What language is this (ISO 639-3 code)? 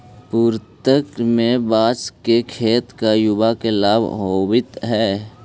mag